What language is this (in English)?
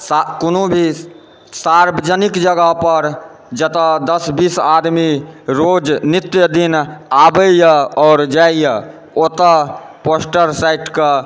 Maithili